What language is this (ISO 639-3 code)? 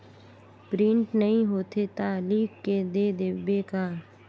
hne